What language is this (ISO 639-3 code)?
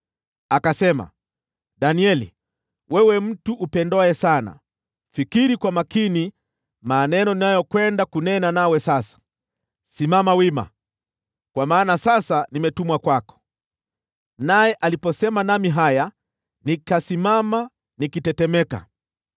swa